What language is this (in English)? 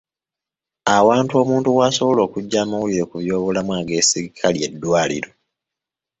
Ganda